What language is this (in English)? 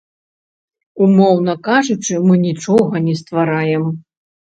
Belarusian